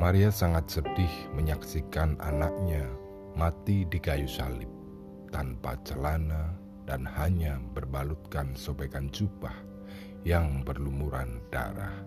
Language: Indonesian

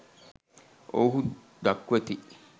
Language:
Sinhala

